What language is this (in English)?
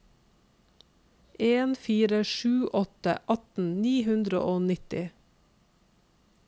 Norwegian